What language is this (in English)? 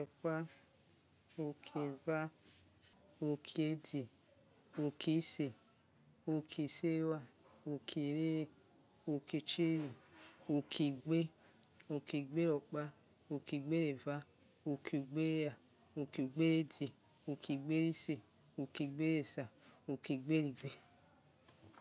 Yekhee